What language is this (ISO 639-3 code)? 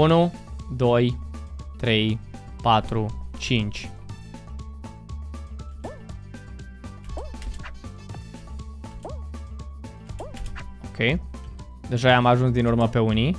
ron